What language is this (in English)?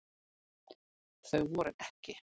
Icelandic